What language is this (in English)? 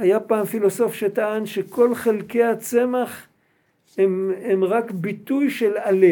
Hebrew